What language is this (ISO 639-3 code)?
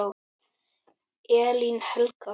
isl